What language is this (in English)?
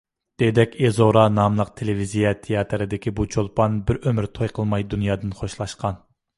Uyghur